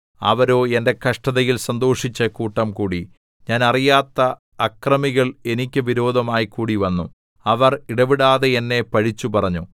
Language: Malayalam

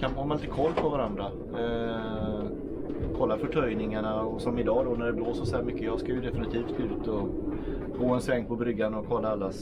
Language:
Swedish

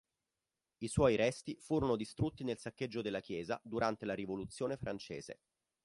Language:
Italian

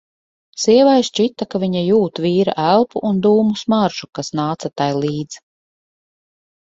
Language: Latvian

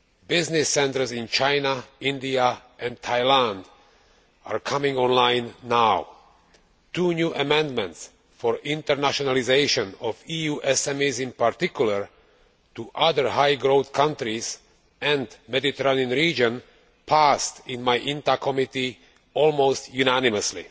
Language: English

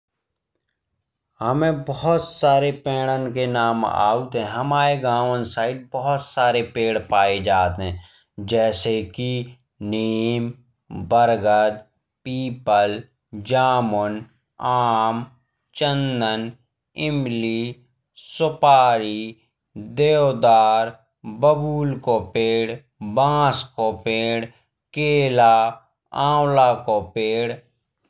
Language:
Bundeli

